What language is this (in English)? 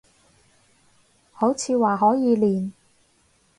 Cantonese